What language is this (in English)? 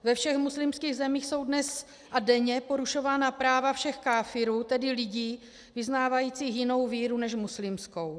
Czech